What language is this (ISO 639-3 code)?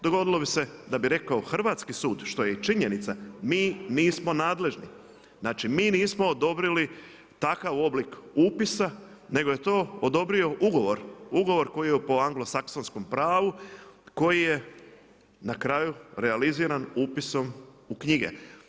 hrv